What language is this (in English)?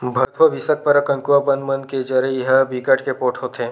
Chhattisgarhi